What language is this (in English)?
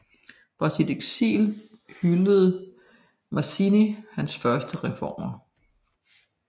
Danish